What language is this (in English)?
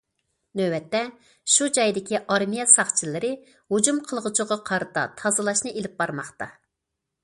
Uyghur